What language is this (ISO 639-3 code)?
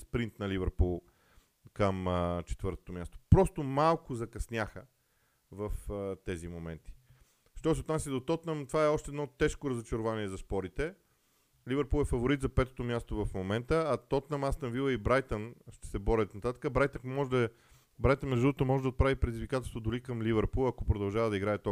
bul